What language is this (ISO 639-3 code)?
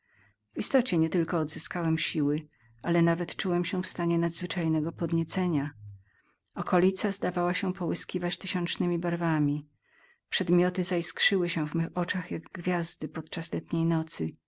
pol